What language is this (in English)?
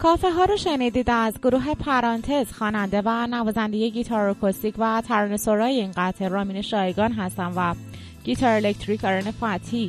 Persian